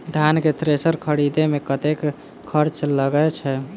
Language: Maithili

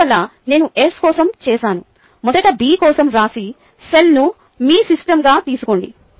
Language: Telugu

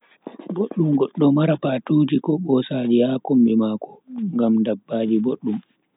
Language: Bagirmi Fulfulde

